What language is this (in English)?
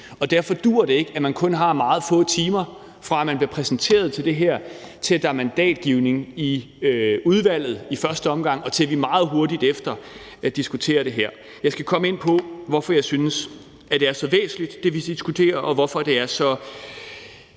Danish